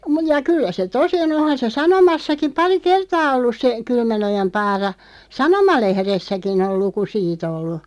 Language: Finnish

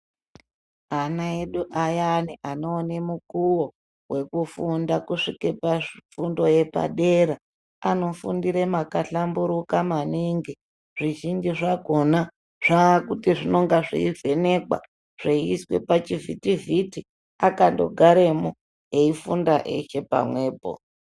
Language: Ndau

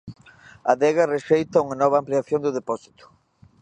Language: Galician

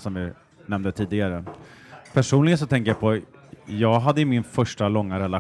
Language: Swedish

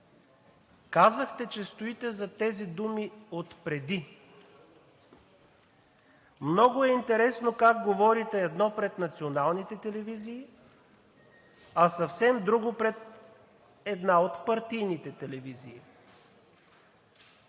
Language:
Bulgarian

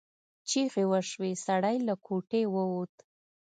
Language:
Pashto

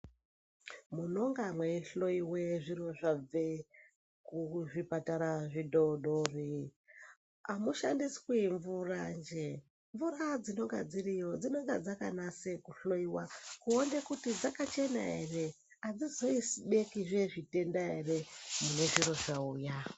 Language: Ndau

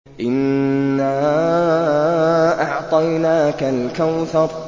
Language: Arabic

